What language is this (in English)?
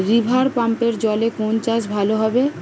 Bangla